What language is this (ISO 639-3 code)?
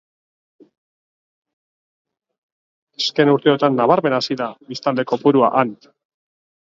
eus